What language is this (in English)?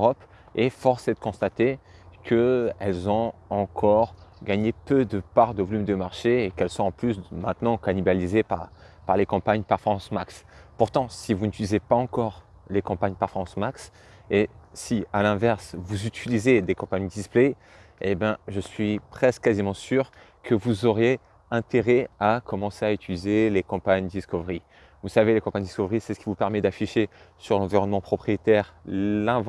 French